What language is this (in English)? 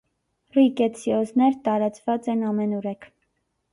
Armenian